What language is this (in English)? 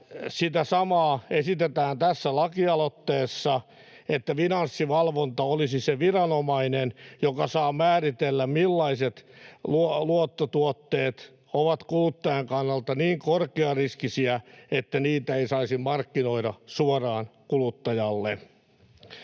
Finnish